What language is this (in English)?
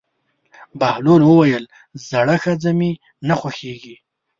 Pashto